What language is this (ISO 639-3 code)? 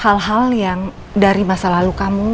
ind